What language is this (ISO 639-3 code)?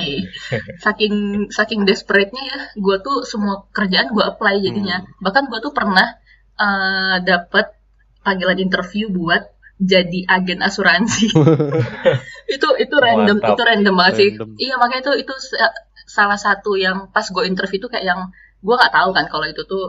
ind